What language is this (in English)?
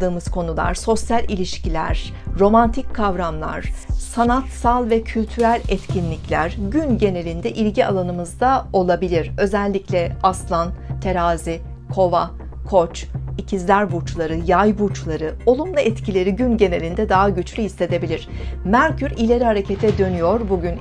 Turkish